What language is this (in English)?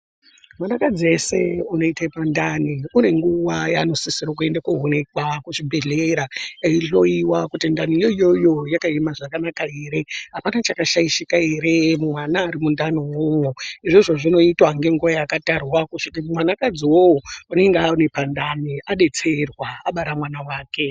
Ndau